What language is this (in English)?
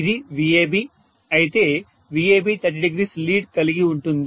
Telugu